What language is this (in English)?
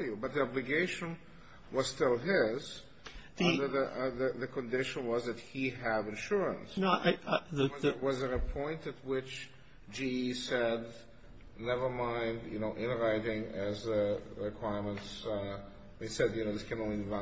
English